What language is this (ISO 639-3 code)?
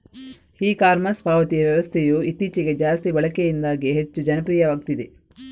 kan